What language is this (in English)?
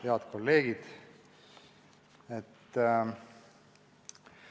Estonian